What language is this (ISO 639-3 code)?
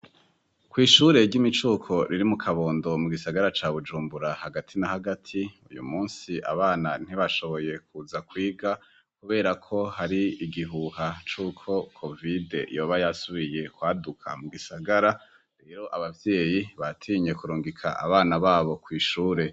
run